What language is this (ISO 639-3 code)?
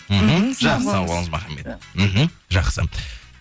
kaz